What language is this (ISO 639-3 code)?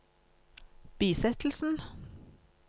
nor